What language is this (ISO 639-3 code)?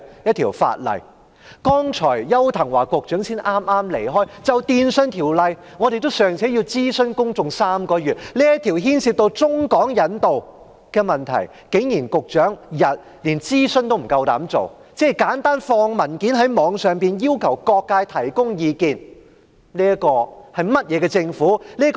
yue